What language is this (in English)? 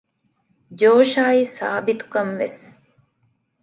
Divehi